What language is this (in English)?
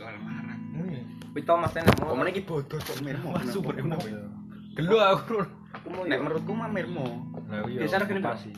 Malay